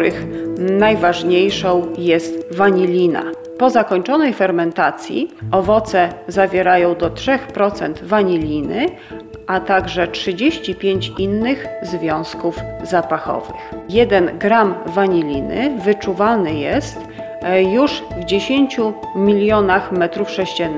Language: Polish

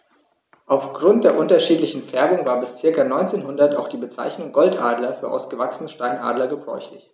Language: German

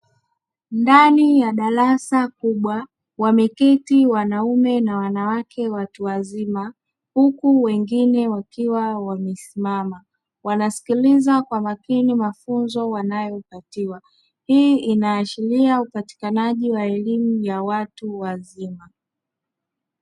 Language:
Swahili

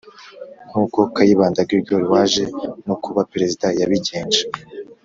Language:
Kinyarwanda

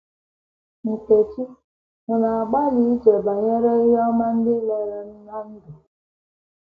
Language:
Igbo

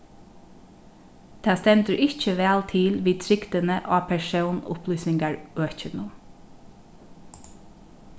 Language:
Faroese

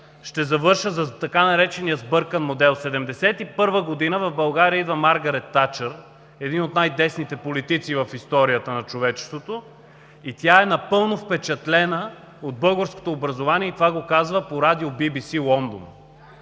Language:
Bulgarian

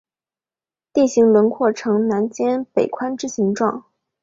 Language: Chinese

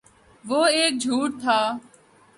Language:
Urdu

